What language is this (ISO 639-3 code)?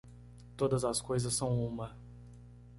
por